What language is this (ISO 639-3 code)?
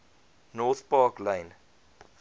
afr